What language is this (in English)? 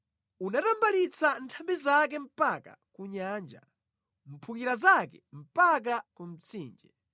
Nyanja